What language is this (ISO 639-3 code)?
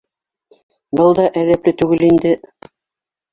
bak